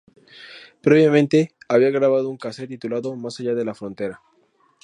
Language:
Spanish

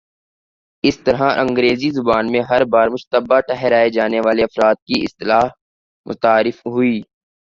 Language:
Urdu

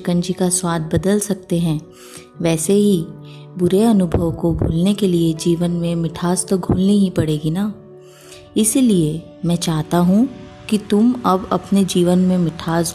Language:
Hindi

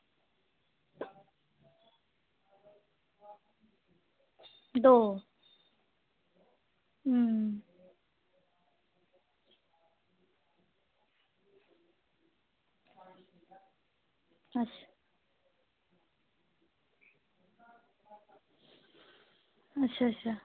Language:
Dogri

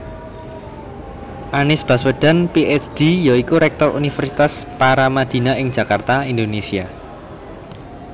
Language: Javanese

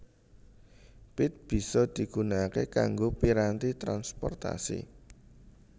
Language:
Javanese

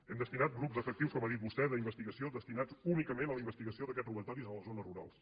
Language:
Catalan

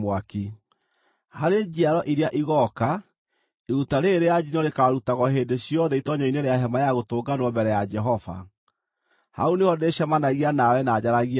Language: Kikuyu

